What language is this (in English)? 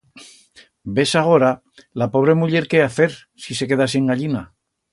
Aragonese